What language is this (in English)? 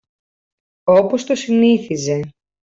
Greek